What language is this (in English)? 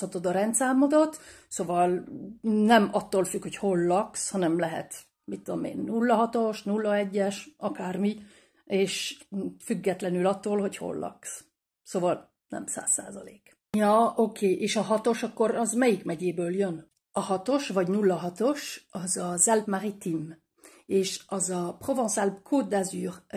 Hungarian